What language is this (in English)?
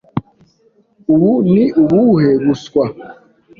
Kinyarwanda